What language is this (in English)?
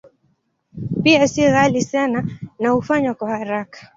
Swahili